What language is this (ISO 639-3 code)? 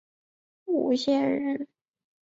zho